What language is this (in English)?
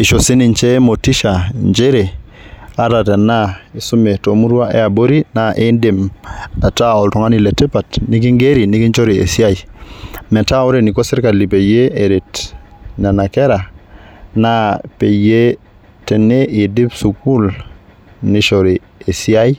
Masai